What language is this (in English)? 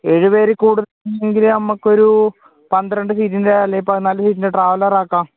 Malayalam